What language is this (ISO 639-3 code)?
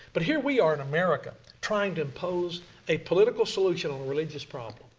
eng